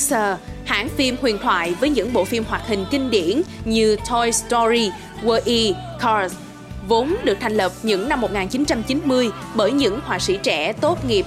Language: Vietnamese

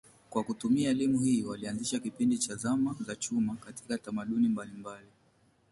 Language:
Swahili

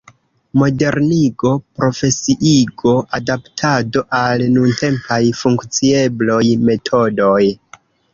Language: Esperanto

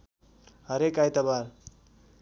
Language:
Nepali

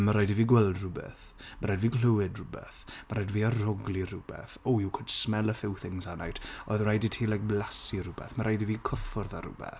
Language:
Welsh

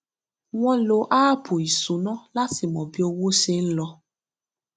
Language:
Yoruba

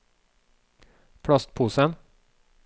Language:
Norwegian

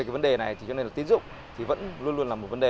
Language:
Vietnamese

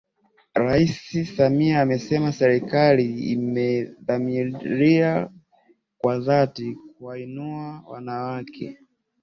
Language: Swahili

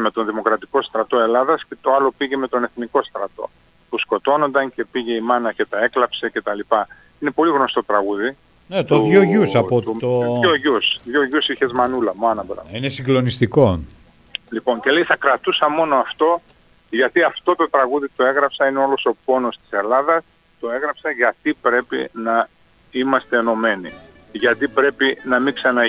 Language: Greek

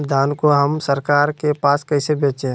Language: Magahi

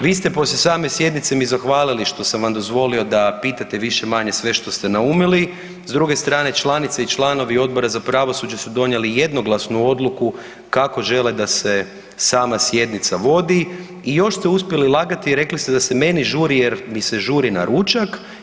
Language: Croatian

